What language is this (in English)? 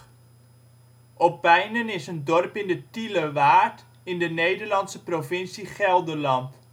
Dutch